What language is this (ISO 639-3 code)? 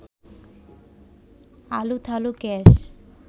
ben